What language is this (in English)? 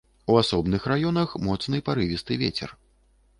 Belarusian